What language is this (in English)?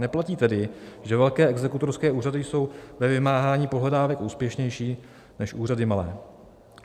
Czech